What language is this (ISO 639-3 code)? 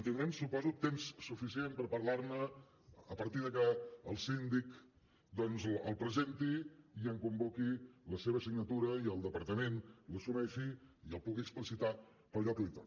cat